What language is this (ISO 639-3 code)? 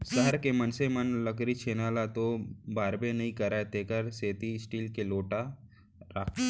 hne